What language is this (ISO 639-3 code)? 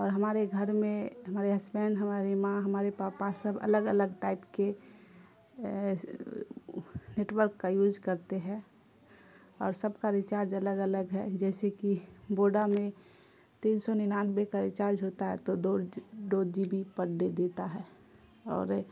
urd